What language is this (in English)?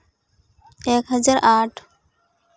Santali